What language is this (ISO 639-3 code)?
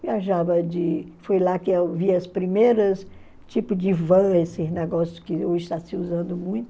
por